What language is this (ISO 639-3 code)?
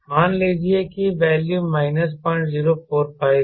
hin